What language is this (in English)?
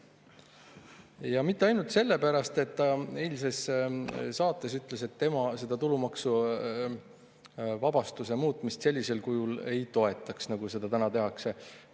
Estonian